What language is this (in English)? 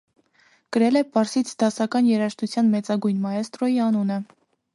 Armenian